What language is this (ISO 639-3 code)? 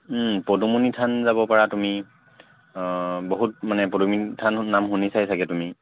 asm